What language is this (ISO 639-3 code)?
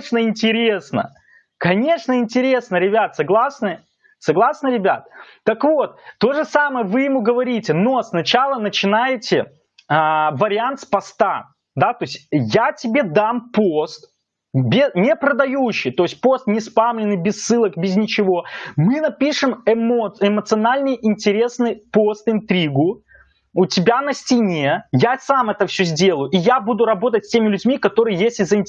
rus